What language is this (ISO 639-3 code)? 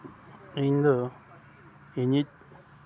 sat